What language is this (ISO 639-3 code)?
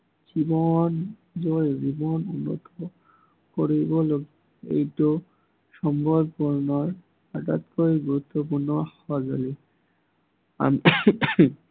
asm